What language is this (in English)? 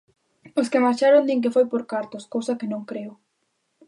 Galician